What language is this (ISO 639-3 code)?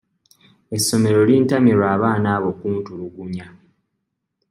lug